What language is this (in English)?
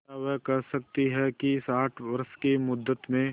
Hindi